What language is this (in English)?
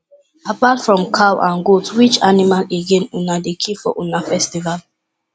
Nigerian Pidgin